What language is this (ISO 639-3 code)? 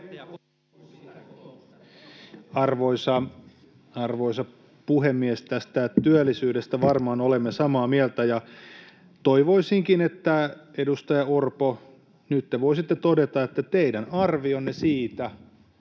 fin